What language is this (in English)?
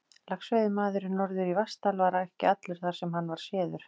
Icelandic